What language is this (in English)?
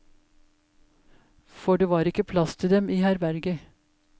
Norwegian